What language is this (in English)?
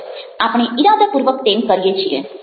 Gujarati